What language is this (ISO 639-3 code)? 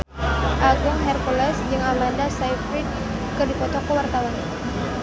sun